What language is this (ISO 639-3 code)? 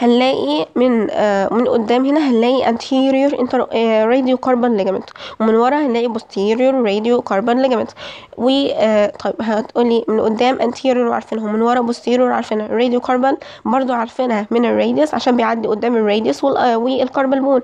ara